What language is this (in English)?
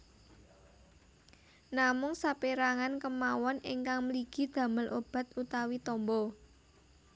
Javanese